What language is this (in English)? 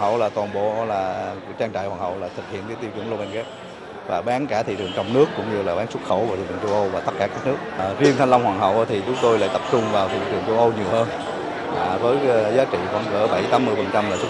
Vietnamese